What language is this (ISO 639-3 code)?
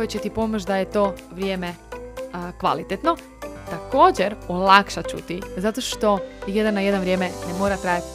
hrv